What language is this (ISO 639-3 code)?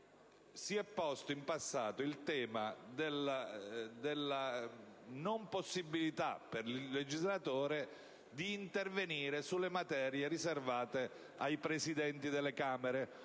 ita